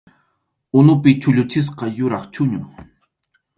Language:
Arequipa-La Unión Quechua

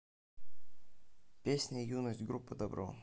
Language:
Russian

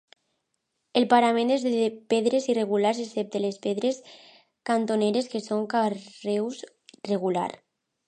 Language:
Catalan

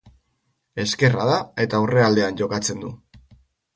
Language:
Basque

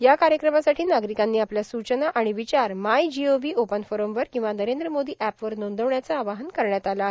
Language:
Marathi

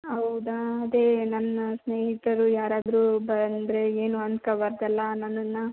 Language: Kannada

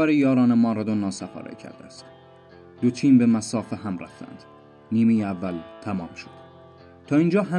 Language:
Persian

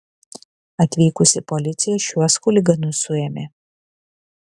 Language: Lithuanian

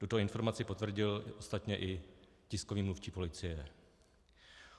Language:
Czech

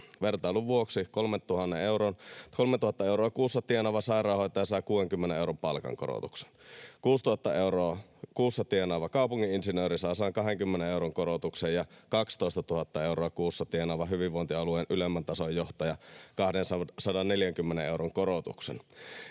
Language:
Finnish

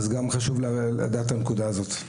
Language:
Hebrew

